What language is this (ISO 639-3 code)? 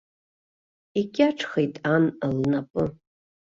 abk